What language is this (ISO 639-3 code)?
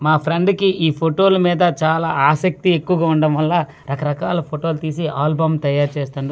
tel